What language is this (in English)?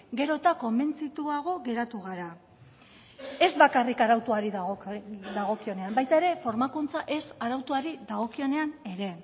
Basque